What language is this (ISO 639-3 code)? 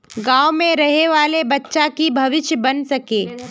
mag